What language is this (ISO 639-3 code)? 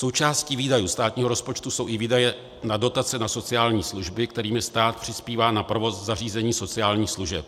ces